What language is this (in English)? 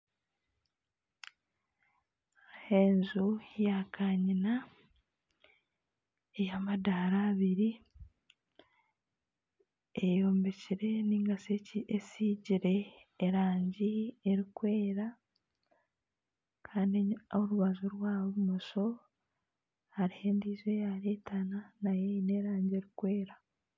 Nyankole